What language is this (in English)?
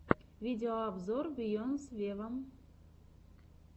Russian